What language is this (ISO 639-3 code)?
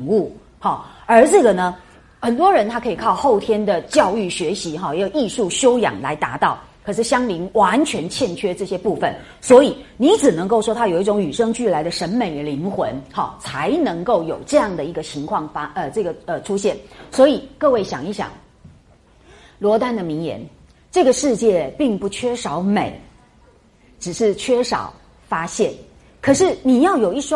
zho